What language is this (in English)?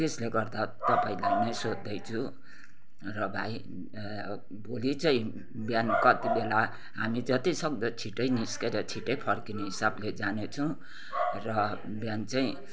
Nepali